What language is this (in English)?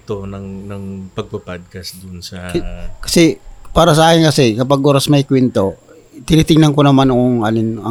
Filipino